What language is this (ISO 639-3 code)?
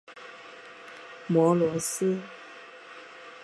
zho